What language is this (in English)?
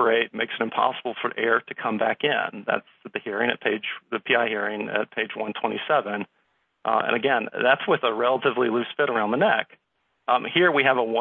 English